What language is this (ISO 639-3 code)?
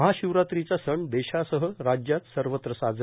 mar